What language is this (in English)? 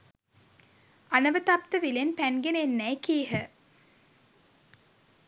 Sinhala